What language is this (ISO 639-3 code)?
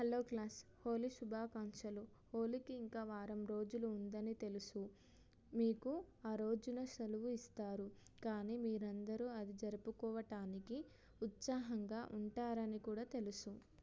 tel